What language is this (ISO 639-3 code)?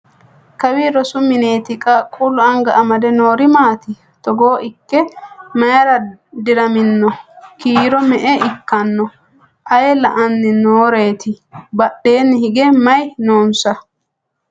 sid